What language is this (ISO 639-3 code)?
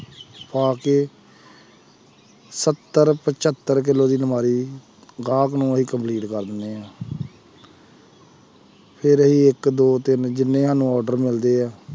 pan